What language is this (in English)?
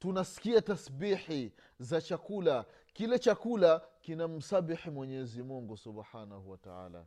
Swahili